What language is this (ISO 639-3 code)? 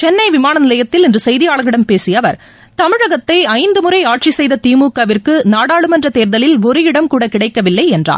tam